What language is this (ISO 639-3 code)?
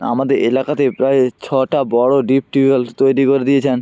ben